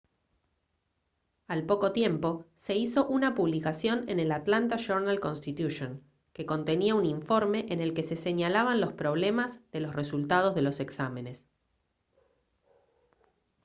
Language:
Spanish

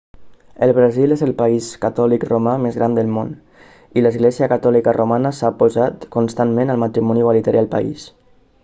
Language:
Catalan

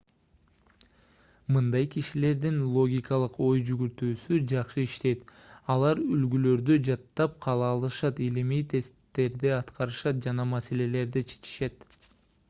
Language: Kyrgyz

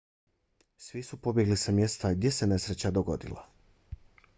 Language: Bosnian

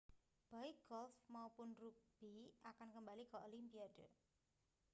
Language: Indonesian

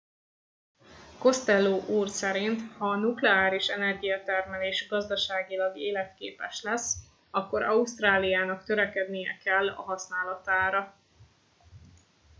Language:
Hungarian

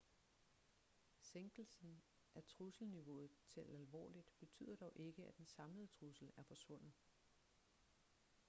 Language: Danish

